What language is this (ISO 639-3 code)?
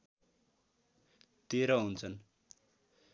nep